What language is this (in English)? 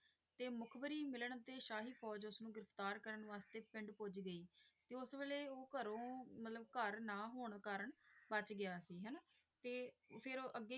Punjabi